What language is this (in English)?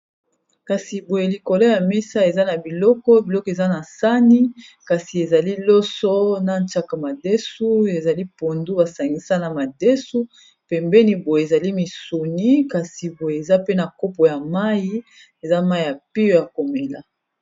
Lingala